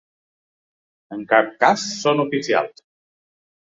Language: Catalan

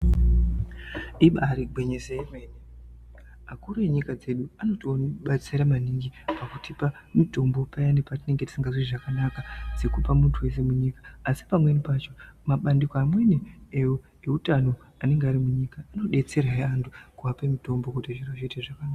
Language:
Ndau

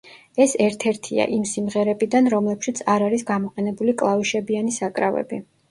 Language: Georgian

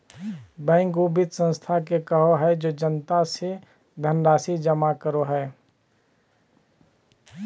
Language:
Magahi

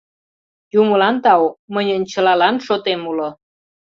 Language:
Mari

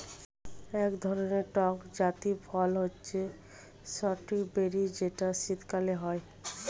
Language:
Bangla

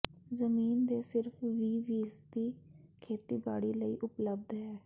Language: Punjabi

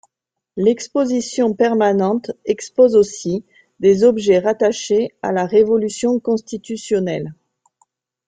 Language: French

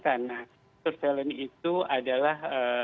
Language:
Indonesian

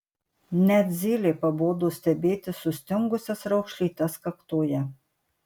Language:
Lithuanian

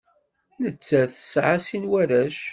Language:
Kabyle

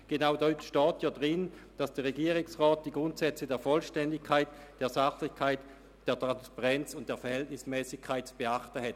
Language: Swiss German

